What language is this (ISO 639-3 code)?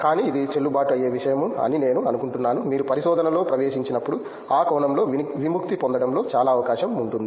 tel